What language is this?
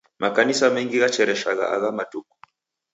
Taita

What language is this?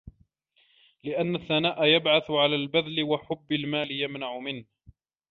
Arabic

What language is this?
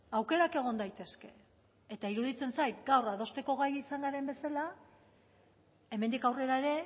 Basque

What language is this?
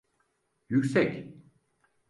Turkish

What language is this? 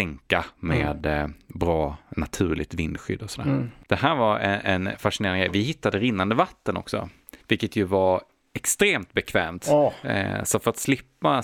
Swedish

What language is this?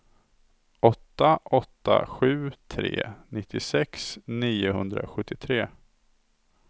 Swedish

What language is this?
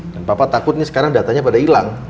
Indonesian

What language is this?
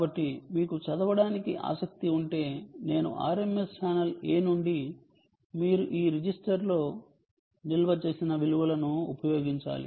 Telugu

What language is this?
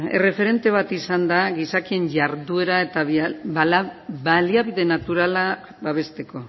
Basque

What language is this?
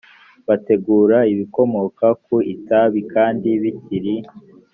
Kinyarwanda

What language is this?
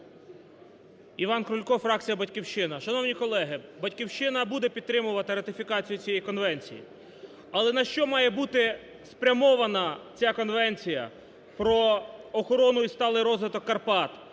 Ukrainian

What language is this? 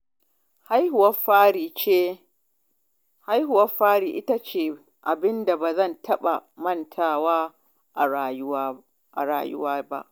Hausa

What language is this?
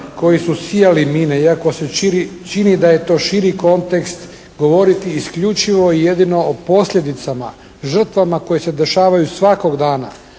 Croatian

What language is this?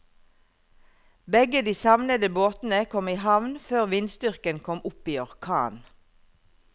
Norwegian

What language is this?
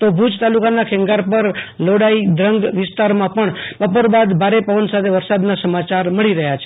Gujarati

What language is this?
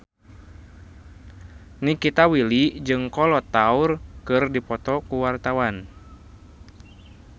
Sundanese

